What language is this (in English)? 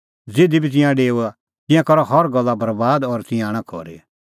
Kullu Pahari